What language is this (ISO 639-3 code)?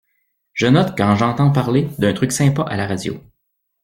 fra